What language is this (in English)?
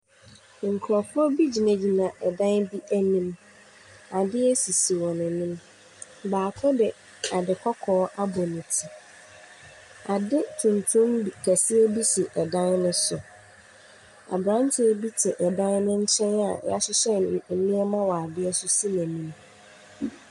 Akan